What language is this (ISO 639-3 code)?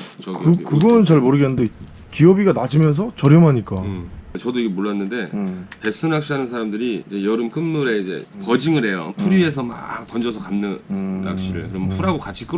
kor